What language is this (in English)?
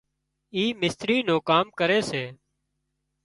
Wadiyara Koli